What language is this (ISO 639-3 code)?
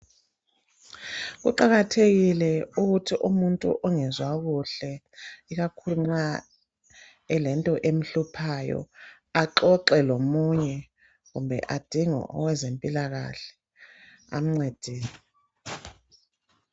nde